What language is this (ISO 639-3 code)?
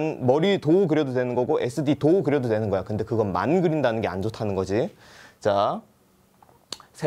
kor